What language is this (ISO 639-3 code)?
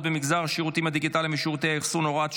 heb